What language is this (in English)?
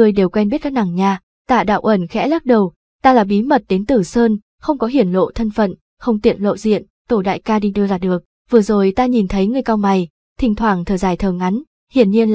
Vietnamese